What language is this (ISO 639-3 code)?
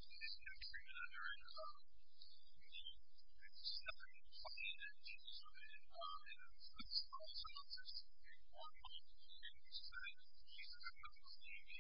eng